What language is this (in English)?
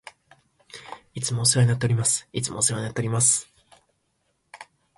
Japanese